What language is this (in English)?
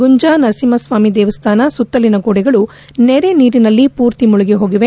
Kannada